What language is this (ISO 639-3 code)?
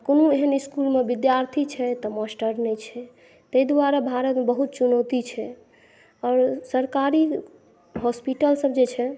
mai